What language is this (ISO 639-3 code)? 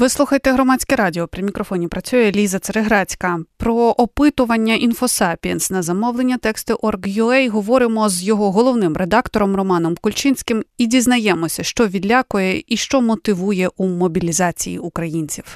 ukr